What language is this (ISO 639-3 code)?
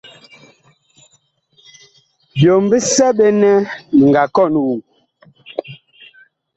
bkh